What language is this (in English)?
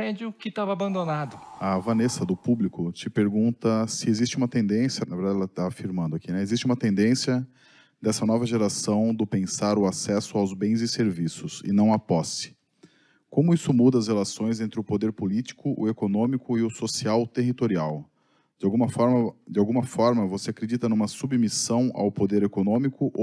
Portuguese